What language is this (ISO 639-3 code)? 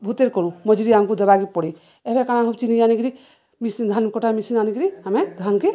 ori